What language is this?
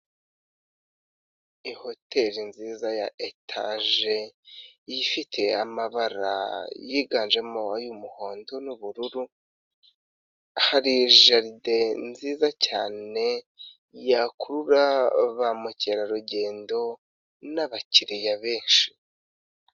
Kinyarwanda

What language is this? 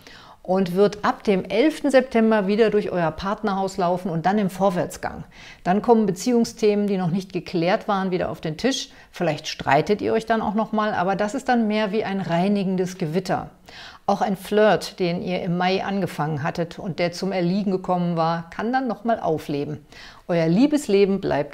German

